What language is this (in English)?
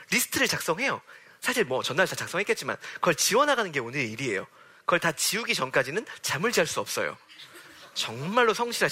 Korean